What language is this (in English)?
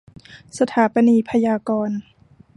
Thai